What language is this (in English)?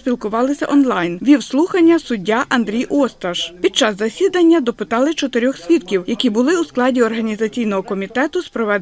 Ukrainian